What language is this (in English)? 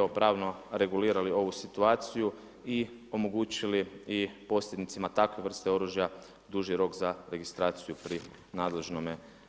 Croatian